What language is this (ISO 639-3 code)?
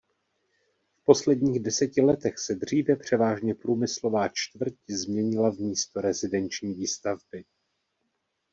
ces